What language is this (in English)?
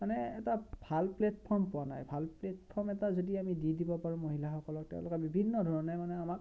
Assamese